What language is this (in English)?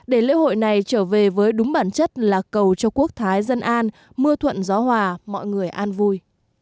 Vietnamese